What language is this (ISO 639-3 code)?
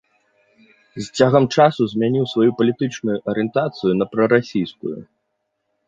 bel